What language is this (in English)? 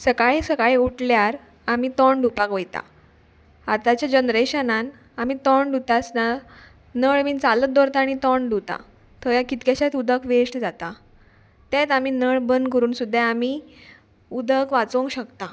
Konkani